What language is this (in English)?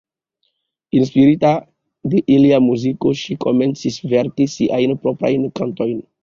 Esperanto